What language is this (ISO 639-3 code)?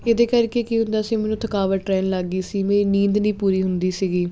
pan